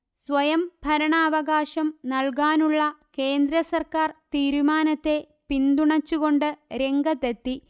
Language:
Malayalam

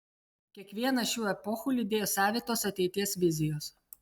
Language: Lithuanian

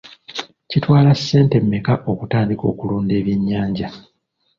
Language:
Ganda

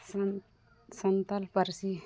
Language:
Santali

